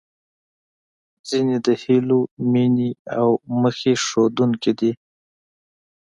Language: Pashto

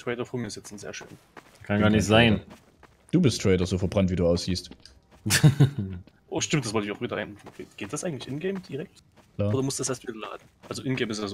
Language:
German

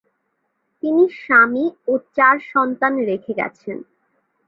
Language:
Bangla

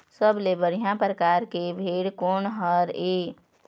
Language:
Chhattisgarhi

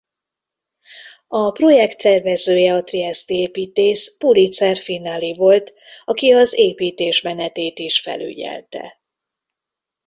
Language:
Hungarian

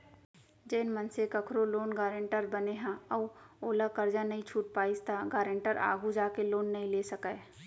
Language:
Chhattisgarhi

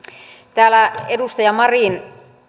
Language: Finnish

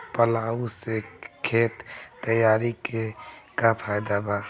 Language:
Bhojpuri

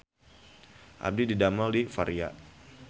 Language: Sundanese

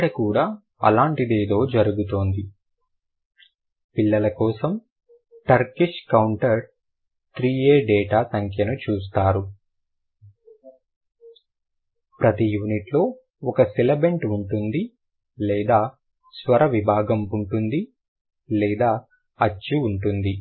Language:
Telugu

